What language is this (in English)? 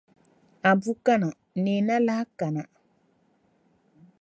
Dagbani